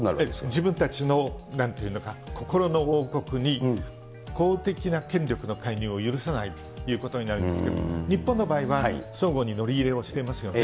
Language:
Japanese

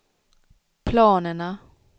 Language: Swedish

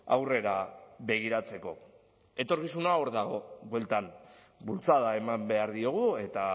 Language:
Basque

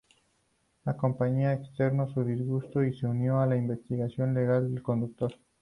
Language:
Spanish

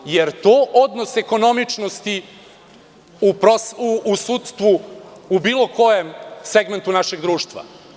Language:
Serbian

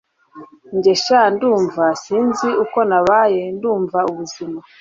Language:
Kinyarwanda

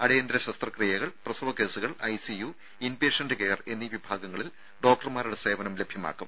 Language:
Malayalam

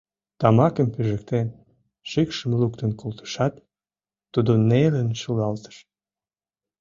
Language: Mari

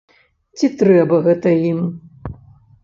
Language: Belarusian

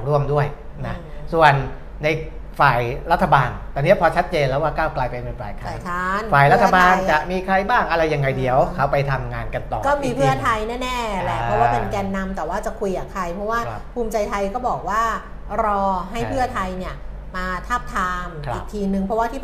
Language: Thai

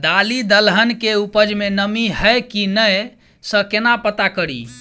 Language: Maithili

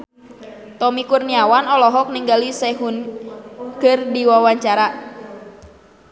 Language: Sundanese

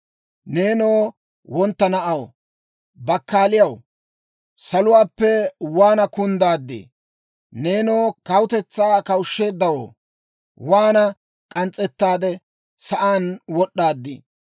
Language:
Dawro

